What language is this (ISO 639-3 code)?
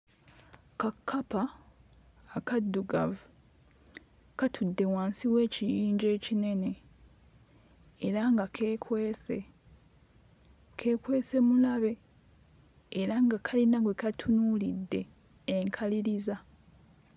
lug